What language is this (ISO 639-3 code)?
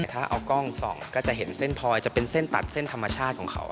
tha